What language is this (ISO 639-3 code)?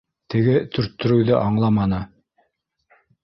bak